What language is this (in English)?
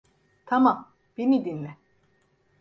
Turkish